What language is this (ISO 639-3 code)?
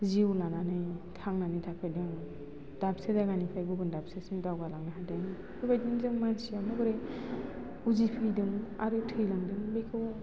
brx